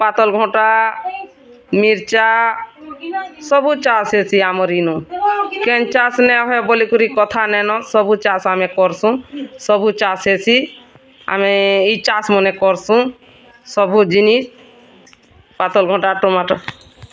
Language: Odia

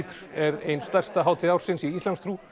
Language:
Icelandic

